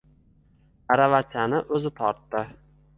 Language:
Uzbek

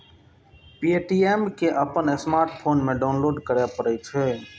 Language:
Maithili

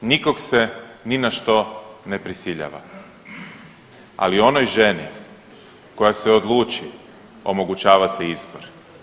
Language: Croatian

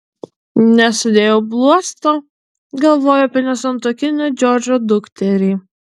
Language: Lithuanian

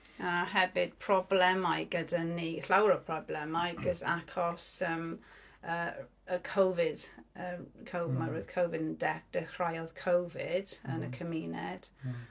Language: Welsh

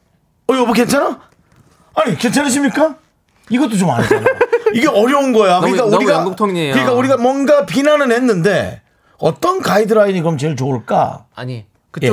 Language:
Korean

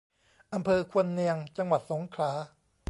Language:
Thai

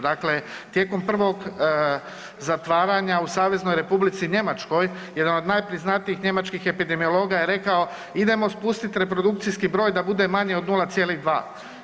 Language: Croatian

